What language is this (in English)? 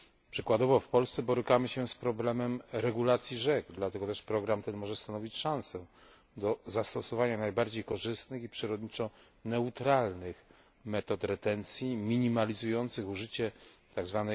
Polish